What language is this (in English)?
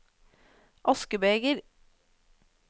Norwegian